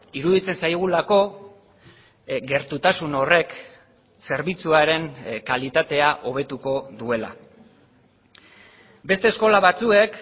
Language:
Basque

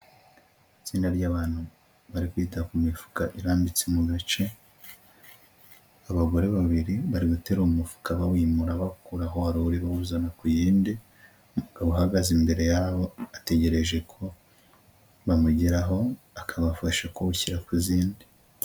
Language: Kinyarwanda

